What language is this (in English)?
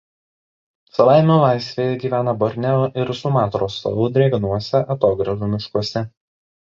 Lithuanian